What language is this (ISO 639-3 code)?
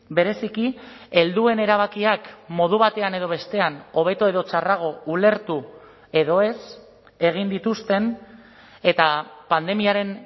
eus